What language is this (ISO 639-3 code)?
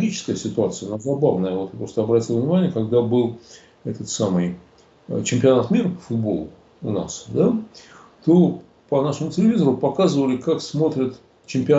rus